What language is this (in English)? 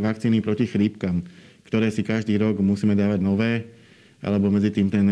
Slovak